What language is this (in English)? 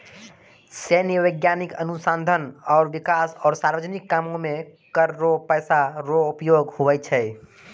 Maithili